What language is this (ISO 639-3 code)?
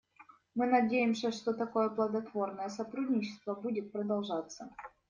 rus